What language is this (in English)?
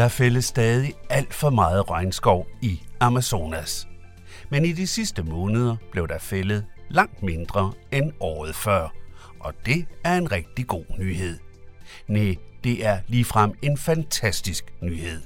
Danish